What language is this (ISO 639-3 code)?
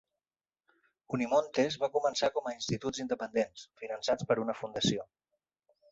cat